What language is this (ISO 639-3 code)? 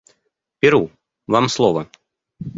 rus